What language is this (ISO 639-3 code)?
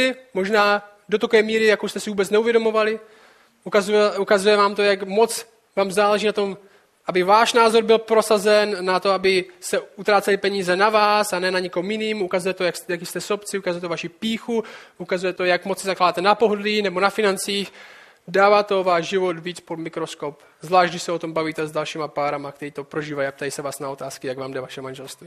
ces